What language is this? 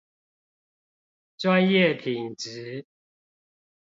Chinese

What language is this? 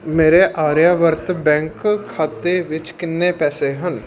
Punjabi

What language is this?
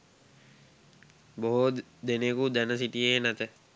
Sinhala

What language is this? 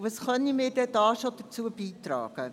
Swiss German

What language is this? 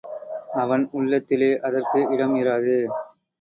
Tamil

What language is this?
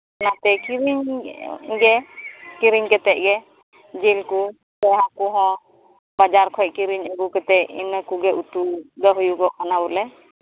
Santali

